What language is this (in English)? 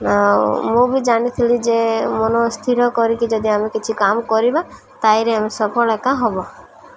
Odia